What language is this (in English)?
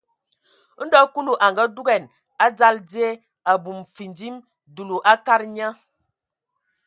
Ewondo